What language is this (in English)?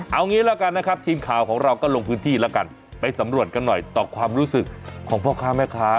Thai